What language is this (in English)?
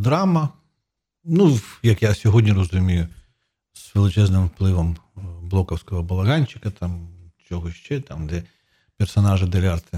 Ukrainian